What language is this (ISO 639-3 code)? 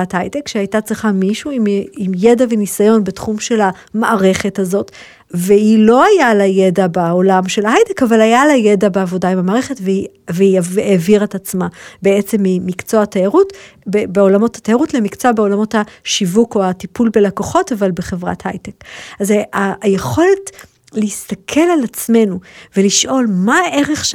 heb